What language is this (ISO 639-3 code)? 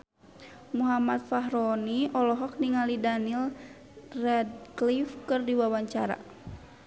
sun